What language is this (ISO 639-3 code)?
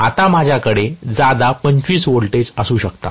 mar